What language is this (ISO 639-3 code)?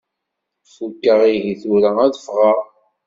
kab